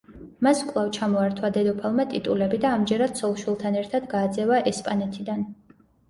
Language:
Georgian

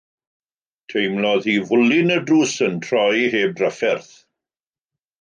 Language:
Welsh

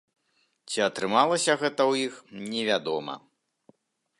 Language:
Belarusian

